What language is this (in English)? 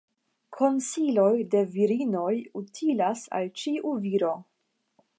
Esperanto